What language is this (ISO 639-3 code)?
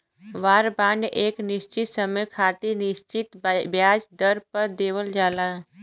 bho